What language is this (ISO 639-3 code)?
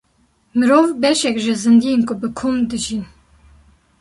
kur